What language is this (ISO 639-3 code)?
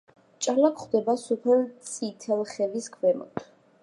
kat